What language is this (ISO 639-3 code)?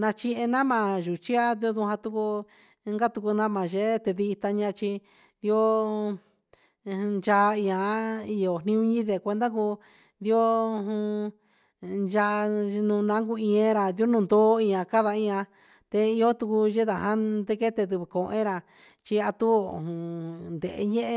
mxs